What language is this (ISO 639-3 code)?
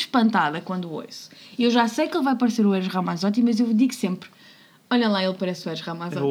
por